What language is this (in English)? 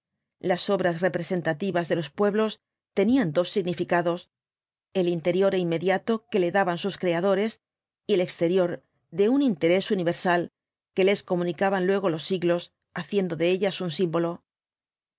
Spanish